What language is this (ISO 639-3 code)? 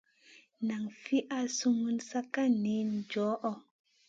mcn